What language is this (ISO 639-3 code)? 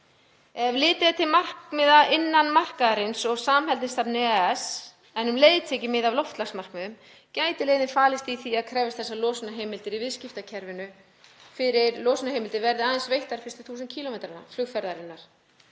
isl